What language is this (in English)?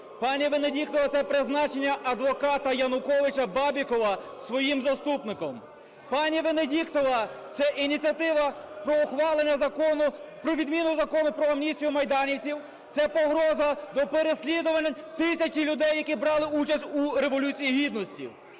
Ukrainian